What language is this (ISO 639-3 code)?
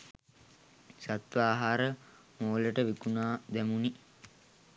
sin